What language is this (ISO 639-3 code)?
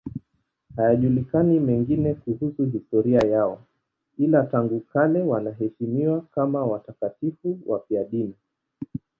swa